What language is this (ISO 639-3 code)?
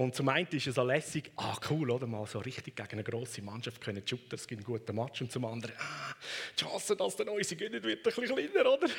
deu